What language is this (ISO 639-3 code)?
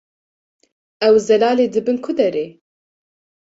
kur